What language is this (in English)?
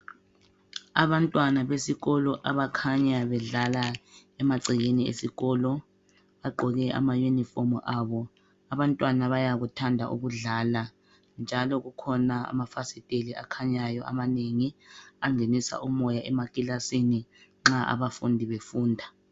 North Ndebele